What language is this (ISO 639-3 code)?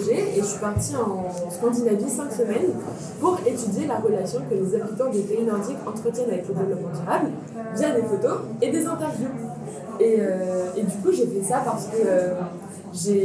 fra